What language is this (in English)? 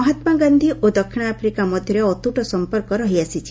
Odia